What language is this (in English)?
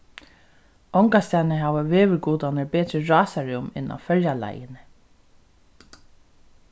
Faroese